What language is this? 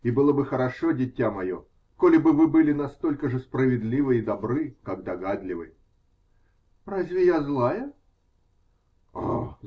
Russian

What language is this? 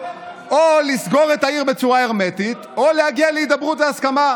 Hebrew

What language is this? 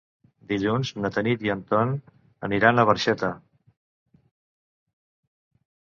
Catalan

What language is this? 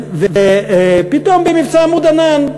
Hebrew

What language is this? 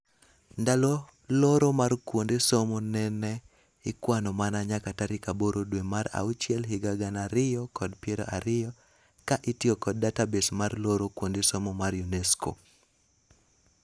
Luo (Kenya and Tanzania)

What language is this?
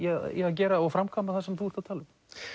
Icelandic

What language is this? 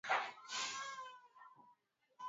Swahili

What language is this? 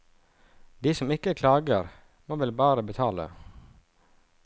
Norwegian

